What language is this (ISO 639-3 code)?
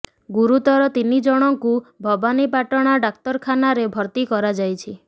ori